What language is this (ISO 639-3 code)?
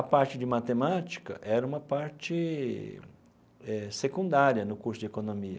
por